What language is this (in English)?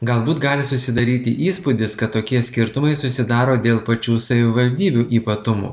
Lithuanian